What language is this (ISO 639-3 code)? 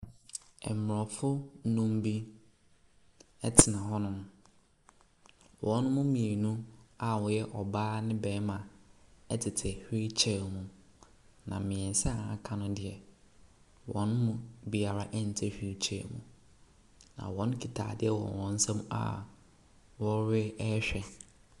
aka